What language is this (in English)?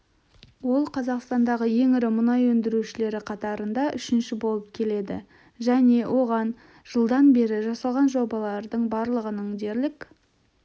Kazakh